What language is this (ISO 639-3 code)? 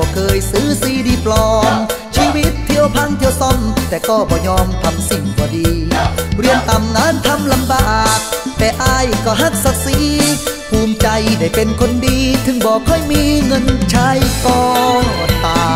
tha